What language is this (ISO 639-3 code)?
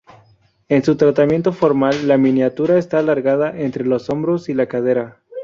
spa